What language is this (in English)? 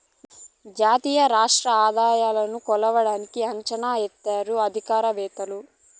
Telugu